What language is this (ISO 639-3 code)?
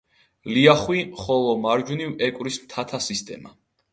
kat